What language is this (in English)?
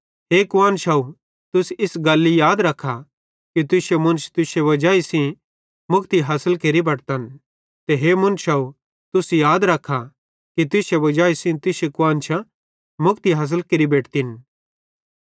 Bhadrawahi